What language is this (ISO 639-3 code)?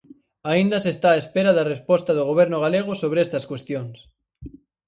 glg